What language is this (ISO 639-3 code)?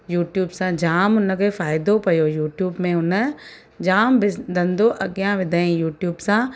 snd